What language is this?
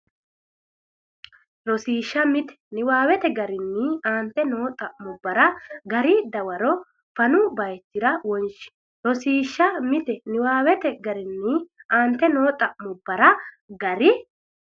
Sidamo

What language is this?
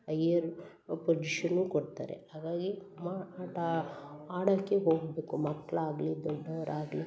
Kannada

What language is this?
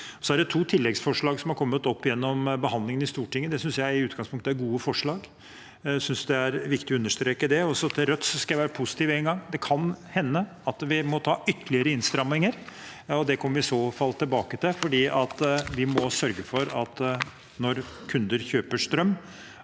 Norwegian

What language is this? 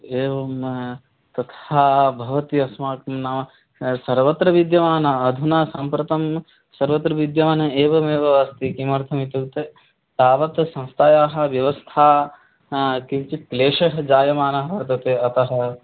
Sanskrit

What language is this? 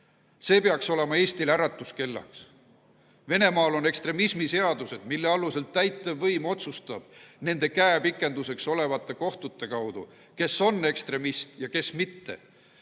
Estonian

